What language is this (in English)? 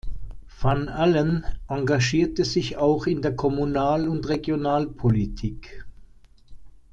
German